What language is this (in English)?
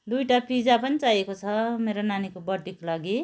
Nepali